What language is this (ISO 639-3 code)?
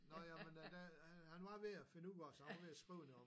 dan